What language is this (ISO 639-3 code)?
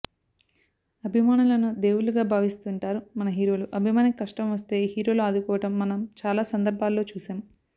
tel